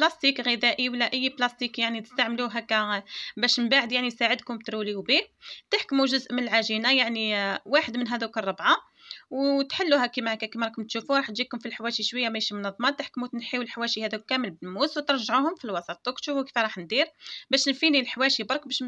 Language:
Arabic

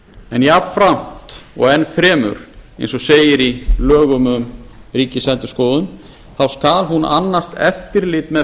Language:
Icelandic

